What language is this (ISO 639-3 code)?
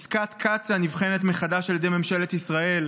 heb